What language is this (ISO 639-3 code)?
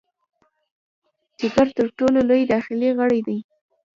pus